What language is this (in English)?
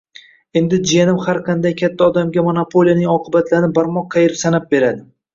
Uzbek